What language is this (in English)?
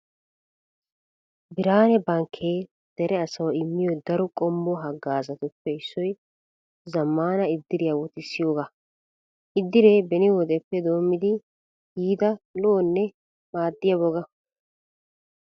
Wolaytta